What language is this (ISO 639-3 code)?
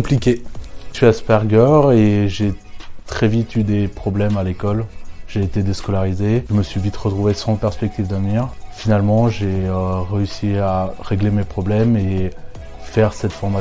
fra